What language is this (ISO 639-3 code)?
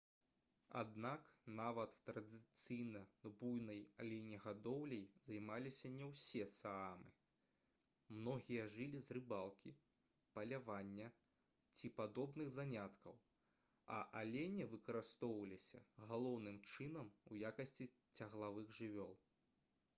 bel